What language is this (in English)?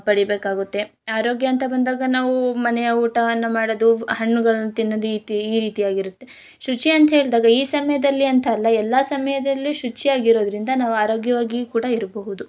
Kannada